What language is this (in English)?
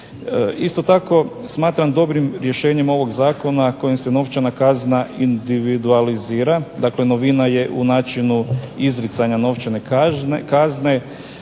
Croatian